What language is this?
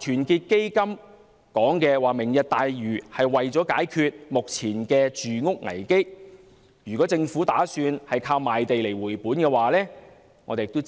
Cantonese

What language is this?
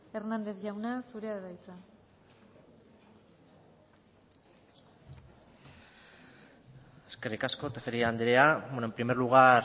Basque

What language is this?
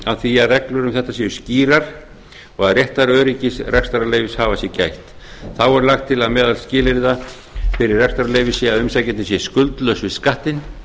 Icelandic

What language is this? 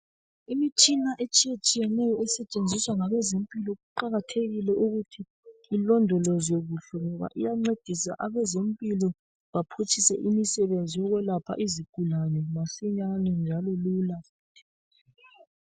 North Ndebele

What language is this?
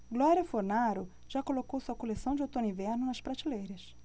Portuguese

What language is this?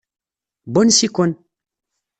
Kabyle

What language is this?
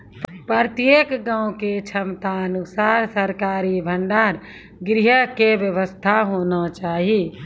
Maithili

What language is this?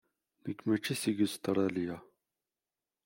Kabyle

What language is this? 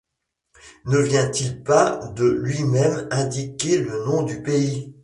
French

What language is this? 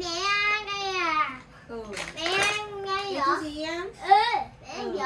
Vietnamese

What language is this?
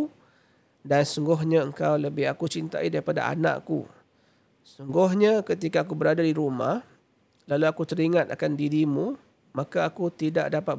Malay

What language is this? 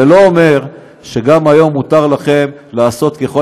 Hebrew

